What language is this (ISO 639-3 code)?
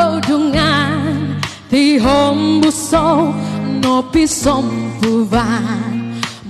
tha